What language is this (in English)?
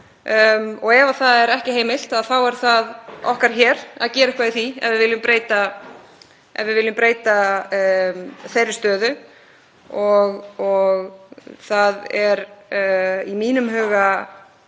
Icelandic